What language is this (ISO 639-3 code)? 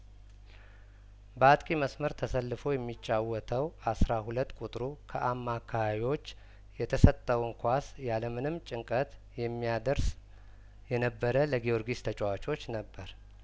amh